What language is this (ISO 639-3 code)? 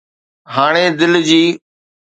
snd